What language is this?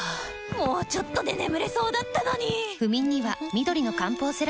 Japanese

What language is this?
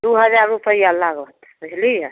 Maithili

